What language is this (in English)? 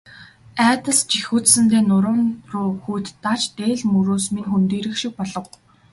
Mongolian